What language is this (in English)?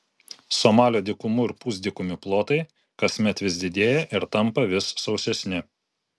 Lithuanian